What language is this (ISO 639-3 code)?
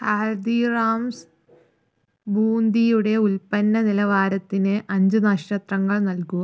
mal